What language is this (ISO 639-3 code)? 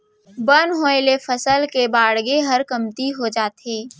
hne